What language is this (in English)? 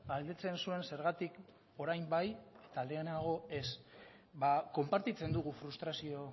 Basque